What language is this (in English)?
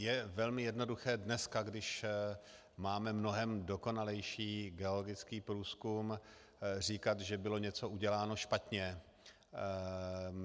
Czech